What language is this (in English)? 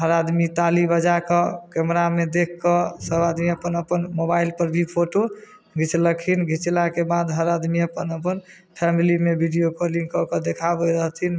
Maithili